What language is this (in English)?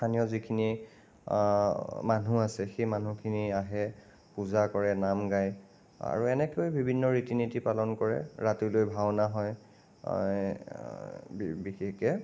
Assamese